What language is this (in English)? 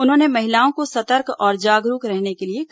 Hindi